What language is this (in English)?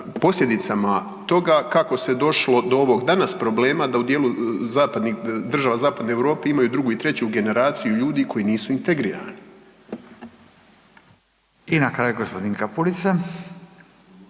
Croatian